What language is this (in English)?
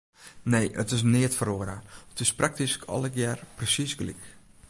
Western Frisian